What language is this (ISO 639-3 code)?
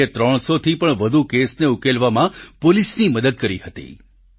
guj